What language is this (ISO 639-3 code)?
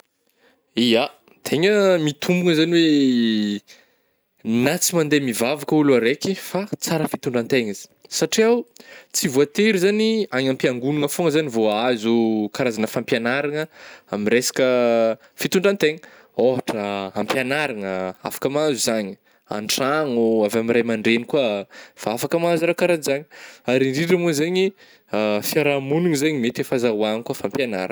bmm